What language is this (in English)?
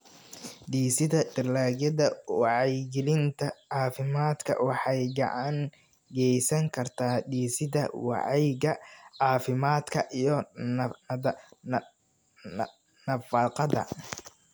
Somali